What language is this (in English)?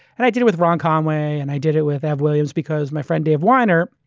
English